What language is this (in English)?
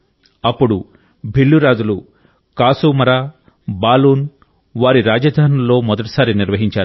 Telugu